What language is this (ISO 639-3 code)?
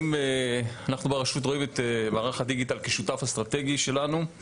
heb